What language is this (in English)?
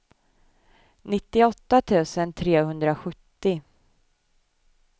Swedish